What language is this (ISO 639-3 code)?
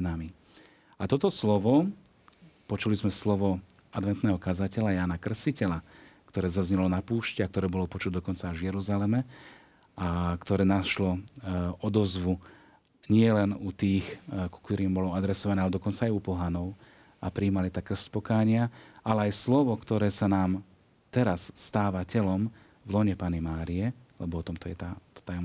slk